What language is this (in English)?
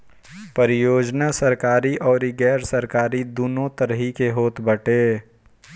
Bhojpuri